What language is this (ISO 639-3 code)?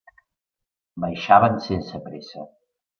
cat